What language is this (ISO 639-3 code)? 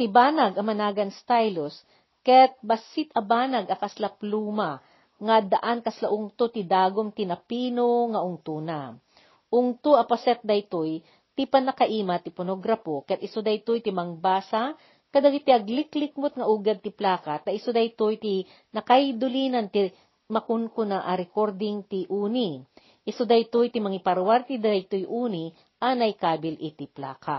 fil